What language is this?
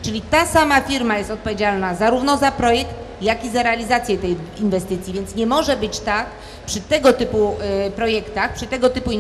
Polish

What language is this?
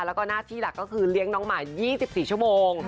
Thai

